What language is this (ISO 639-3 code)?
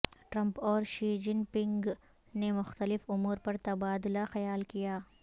urd